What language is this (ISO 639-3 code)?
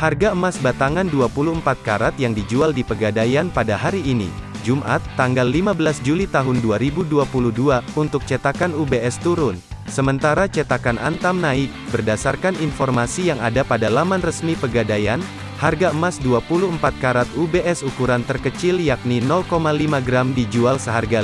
ind